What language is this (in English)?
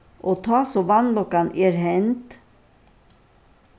Faroese